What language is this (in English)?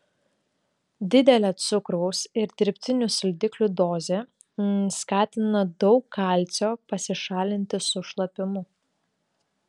Lithuanian